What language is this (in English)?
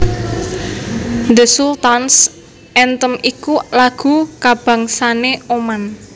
Javanese